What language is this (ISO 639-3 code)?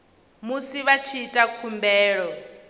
ven